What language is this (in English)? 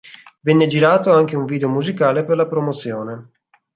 Italian